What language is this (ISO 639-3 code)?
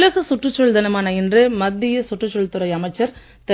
tam